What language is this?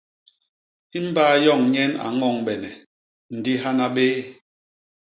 Basaa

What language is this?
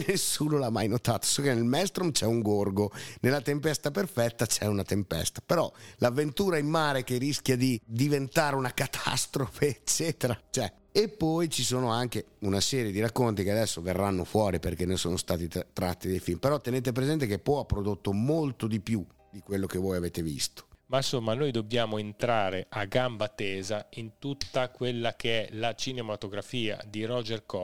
Italian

